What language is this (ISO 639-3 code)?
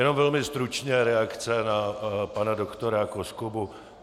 ces